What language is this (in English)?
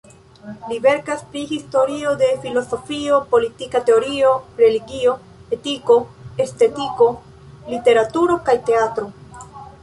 Esperanto